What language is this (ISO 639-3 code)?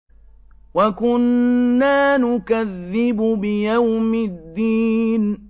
ara